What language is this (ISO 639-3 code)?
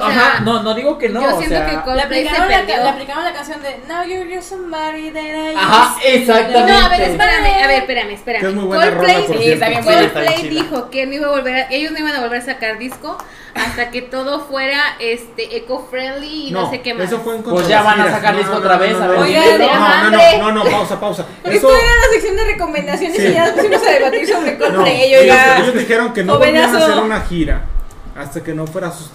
spa